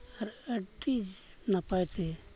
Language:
Santali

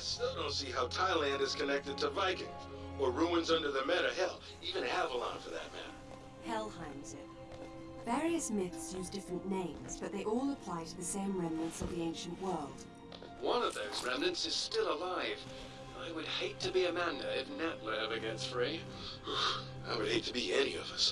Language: Polish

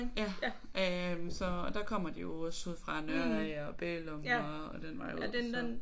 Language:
Danish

